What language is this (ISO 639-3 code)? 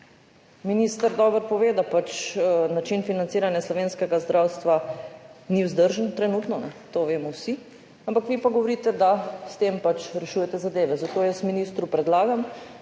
slv